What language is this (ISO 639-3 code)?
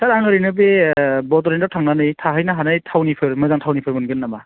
brx